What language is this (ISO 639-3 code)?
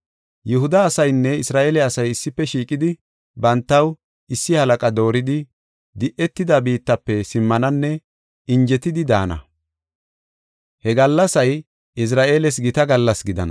gof